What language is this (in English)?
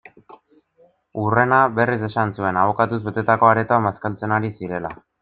Basque